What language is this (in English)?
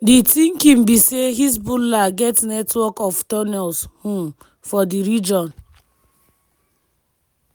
Nigerian Pidgin